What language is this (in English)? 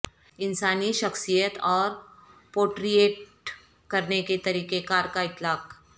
Urdu